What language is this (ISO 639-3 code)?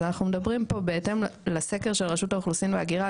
heb